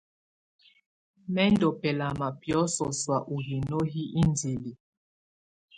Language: Tunen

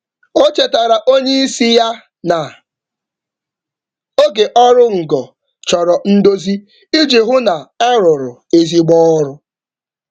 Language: Igbo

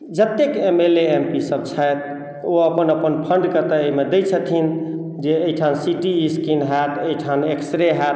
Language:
Maithili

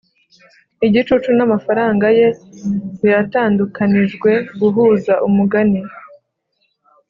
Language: Kinyarwanda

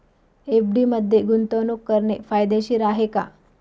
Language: Marathi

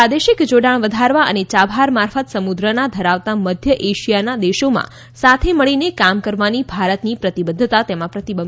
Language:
Gujarati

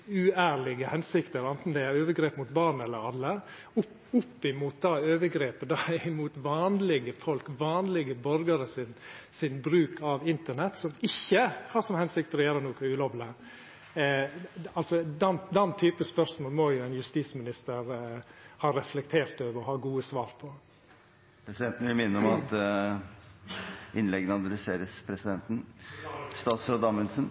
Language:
Norwegian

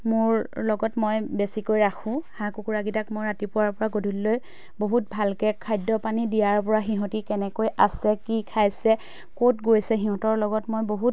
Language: Assamese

